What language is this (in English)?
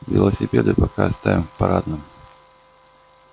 Russian